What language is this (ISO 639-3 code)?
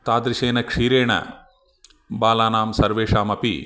san